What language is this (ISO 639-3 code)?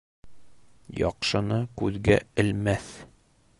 bak